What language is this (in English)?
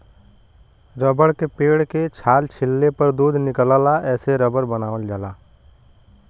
Bhojpuri